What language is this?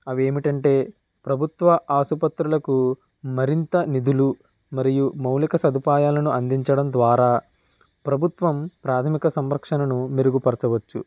Telugu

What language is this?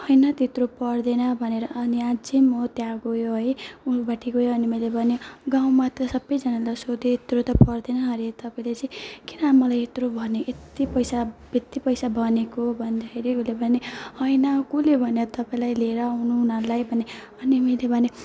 Nepali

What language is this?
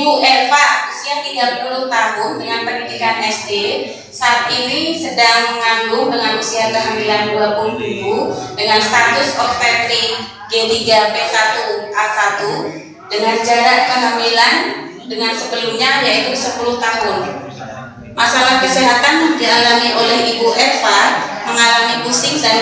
Indonesian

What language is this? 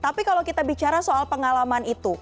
Indonesian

